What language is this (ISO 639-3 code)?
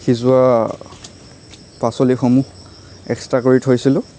asm